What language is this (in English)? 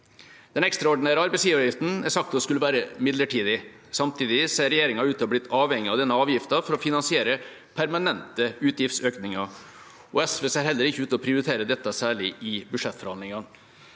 Norwegian